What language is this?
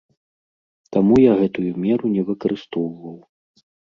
Belarusian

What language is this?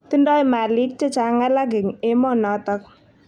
Kalenjin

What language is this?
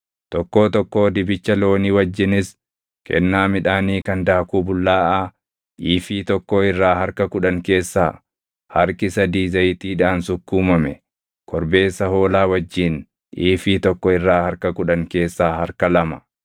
Oromo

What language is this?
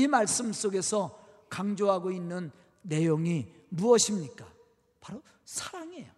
Korean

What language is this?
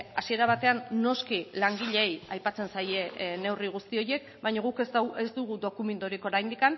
Basque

